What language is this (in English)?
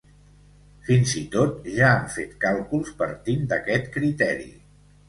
Catalan